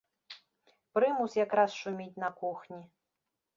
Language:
Belarusian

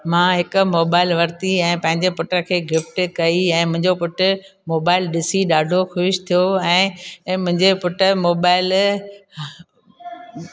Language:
Sindhi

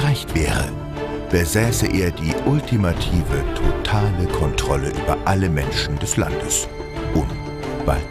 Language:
German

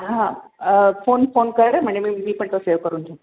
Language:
Marathi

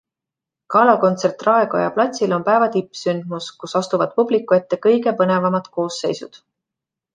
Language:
Estonian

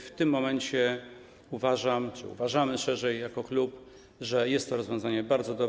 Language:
Polish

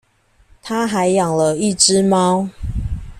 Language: Chinese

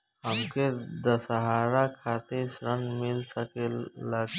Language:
Bhojpuri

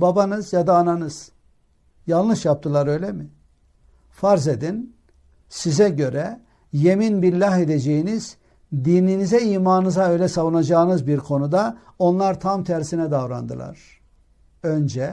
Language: Turkish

